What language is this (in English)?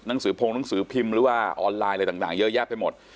Thai